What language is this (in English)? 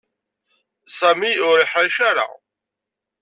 Kabyle